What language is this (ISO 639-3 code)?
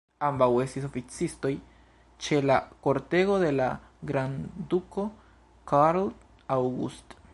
epo